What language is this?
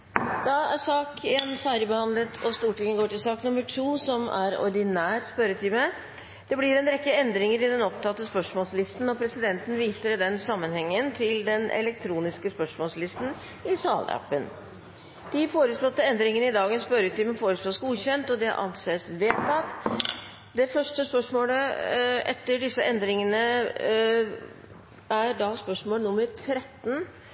Norwegian Bokmål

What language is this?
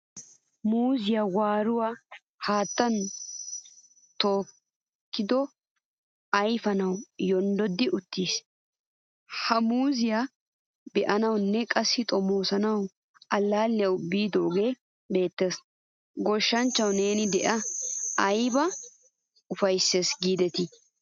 Wolaytta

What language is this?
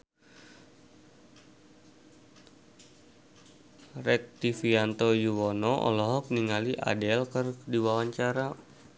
Sundanese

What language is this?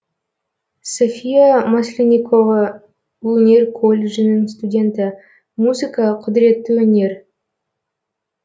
Kazakh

